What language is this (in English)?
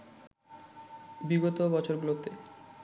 Bangla